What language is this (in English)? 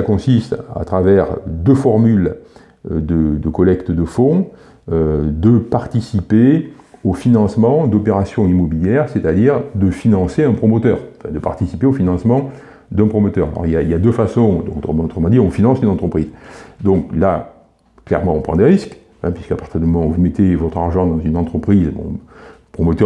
French